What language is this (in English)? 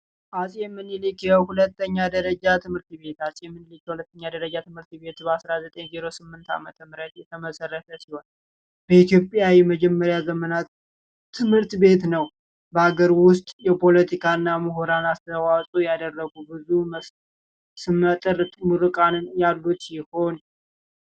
Amharic